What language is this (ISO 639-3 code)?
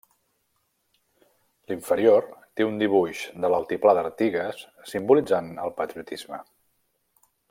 cat